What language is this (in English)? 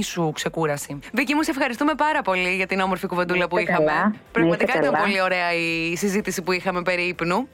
Greek